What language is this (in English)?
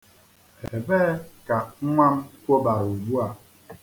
Igbo